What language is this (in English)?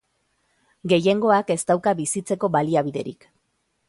Basque